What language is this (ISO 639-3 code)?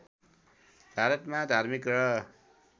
nep